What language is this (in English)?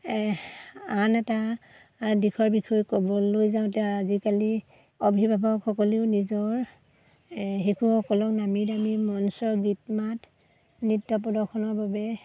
Assamese